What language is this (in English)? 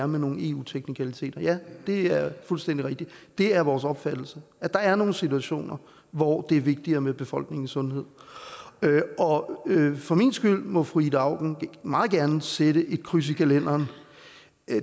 Danish